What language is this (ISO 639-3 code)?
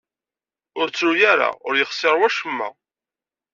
kab